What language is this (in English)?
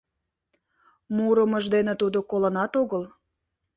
Mari